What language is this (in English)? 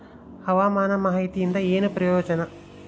Kannada